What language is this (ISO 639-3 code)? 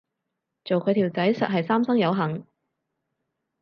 yue